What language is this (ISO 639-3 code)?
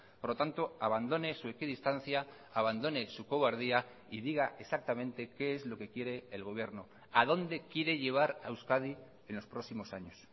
spa